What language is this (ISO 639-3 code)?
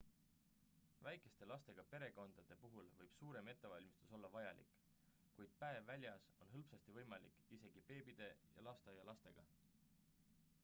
est